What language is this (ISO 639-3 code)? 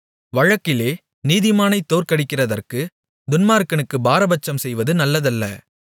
tam